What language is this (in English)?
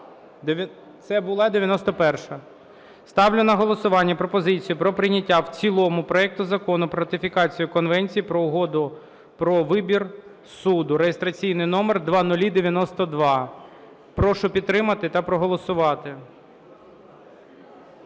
Ukrainian